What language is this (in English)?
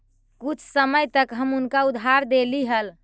Magahi